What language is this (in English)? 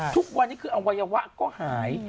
Thai